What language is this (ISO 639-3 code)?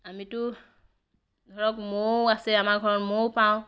asm